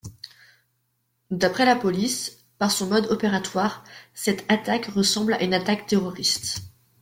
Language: French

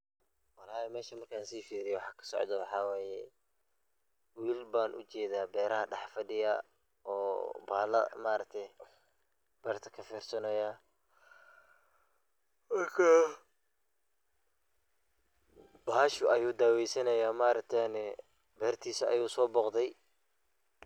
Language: Somali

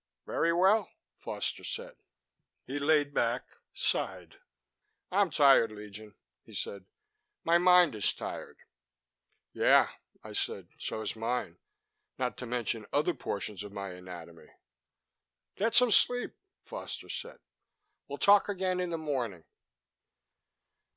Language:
English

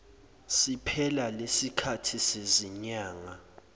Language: Zulu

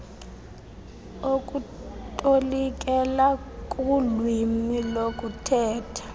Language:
Xhosa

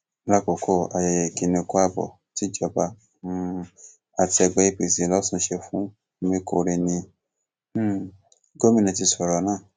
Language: Yoruba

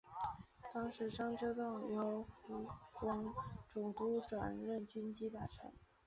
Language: Chinese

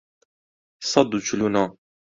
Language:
Central Kurdish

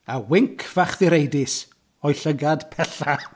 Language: Welsh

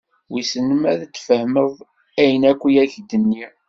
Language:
Kabyle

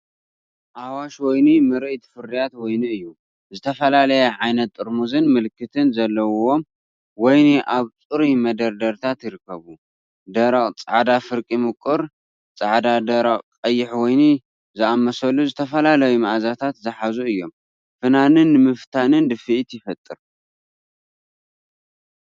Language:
Tigrinya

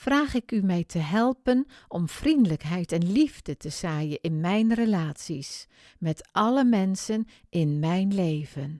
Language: Dutch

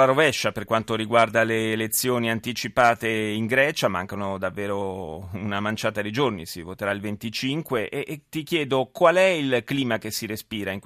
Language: Italian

